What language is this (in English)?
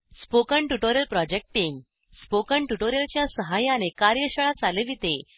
Marathi